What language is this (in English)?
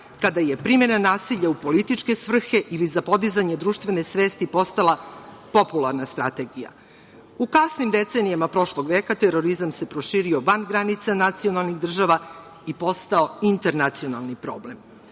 Serbian